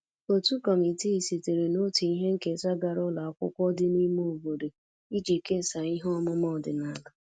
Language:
Igbo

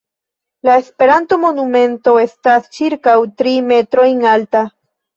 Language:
Esperanto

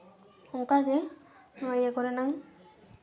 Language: Santali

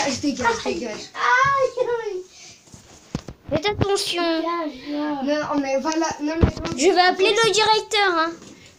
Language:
French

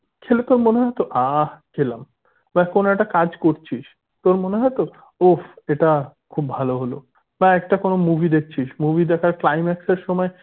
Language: Bangla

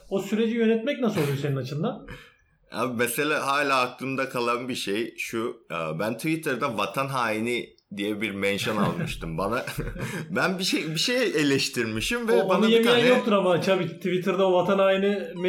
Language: Turkish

